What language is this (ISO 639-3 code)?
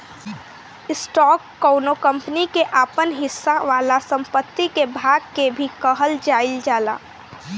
bho